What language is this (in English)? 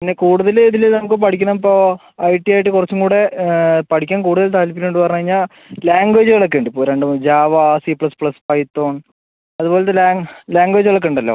Malayalam